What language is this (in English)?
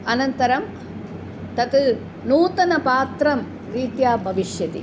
Sanskrit